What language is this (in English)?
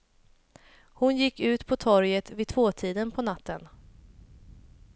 Swedish